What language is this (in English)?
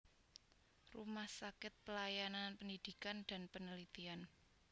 Javanese